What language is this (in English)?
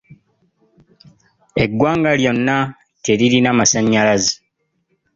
Ganda